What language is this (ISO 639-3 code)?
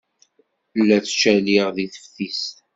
kab